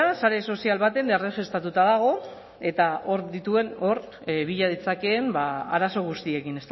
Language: Basque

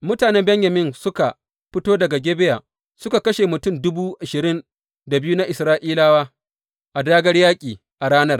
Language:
Hausa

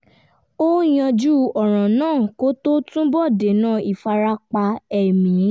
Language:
Yoruba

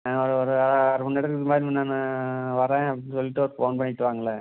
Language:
Tamil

